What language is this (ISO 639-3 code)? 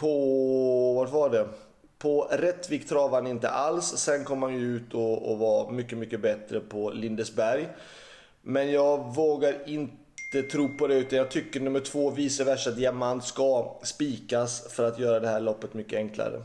swe